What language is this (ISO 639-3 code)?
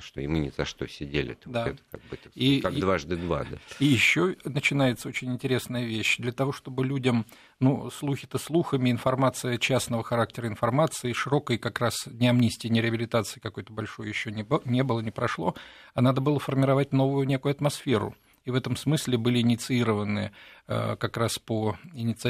rus